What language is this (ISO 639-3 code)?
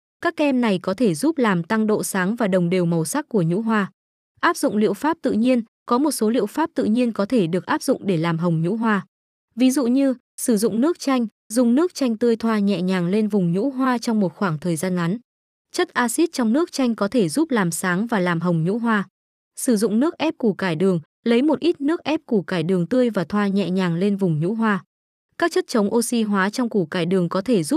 vie